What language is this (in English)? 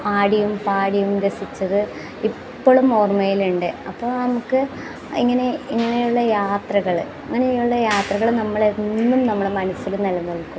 Malayalam